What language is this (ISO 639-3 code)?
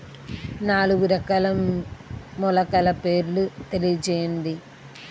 tel